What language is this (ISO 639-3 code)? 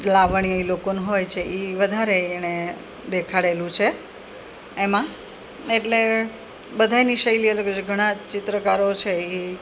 guj